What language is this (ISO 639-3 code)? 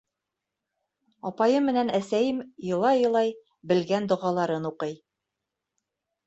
bak